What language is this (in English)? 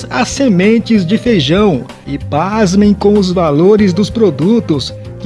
Portuguese